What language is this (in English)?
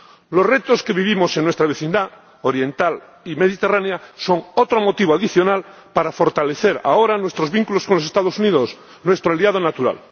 Spanish